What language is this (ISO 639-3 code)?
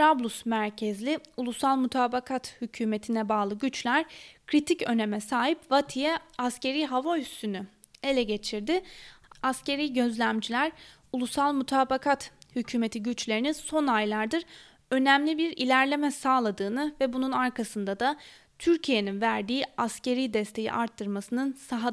tur